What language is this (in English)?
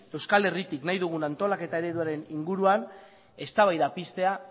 Basque